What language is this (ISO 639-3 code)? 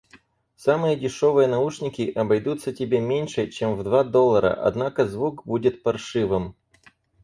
rus